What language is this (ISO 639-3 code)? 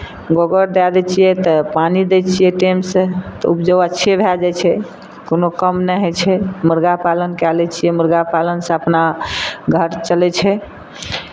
mai